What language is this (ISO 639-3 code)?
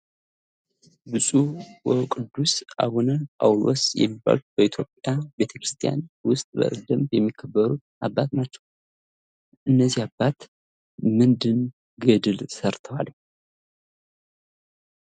amh